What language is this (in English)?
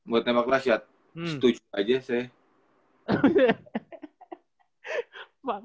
Indonesian